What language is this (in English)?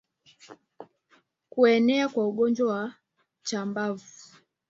Swahili